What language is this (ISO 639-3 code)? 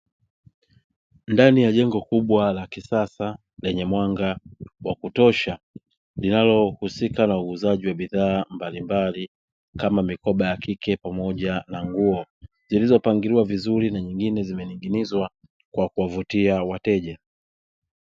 swa